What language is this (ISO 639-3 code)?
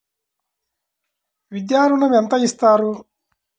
tel